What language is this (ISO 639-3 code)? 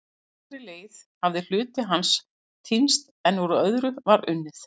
isl